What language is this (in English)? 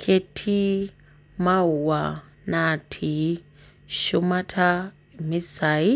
Masai